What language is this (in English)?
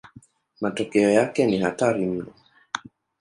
Swahili